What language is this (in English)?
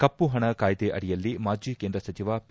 Kannada